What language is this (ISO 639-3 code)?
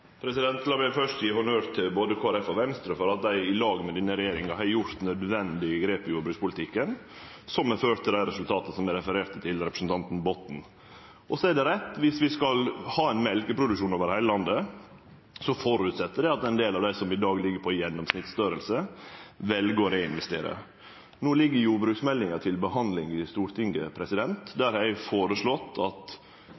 nno